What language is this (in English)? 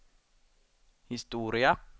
Swedish